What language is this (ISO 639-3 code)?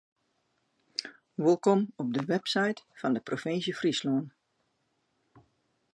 fry